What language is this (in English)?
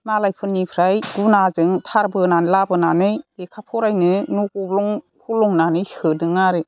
Bodo